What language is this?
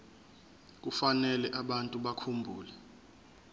Zulu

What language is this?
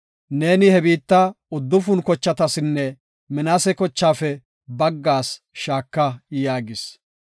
Gofa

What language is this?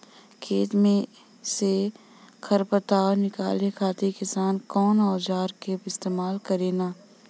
Bhojpuri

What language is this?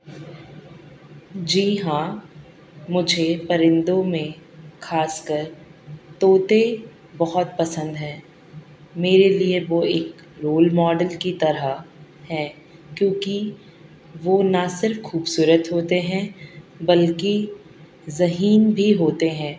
Urdu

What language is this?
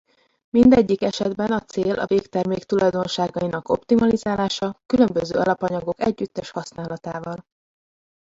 Hungarian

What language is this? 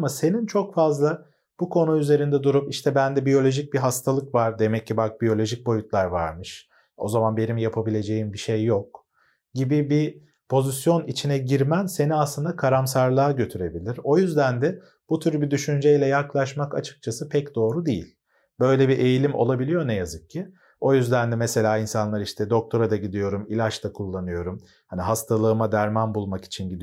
Turkish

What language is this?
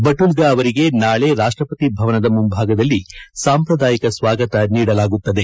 Kannada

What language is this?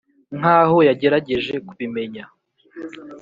Kinyarwanda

